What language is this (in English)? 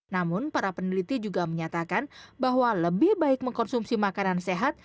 Indonesian